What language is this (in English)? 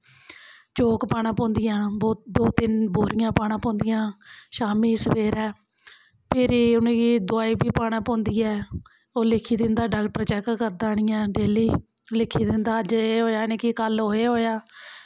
Dogri